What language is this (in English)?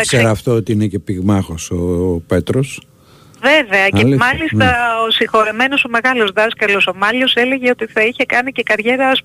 Greek